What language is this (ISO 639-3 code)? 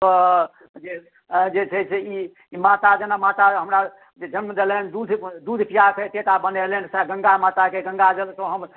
mai